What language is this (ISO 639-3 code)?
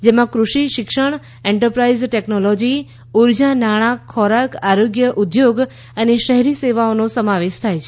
guj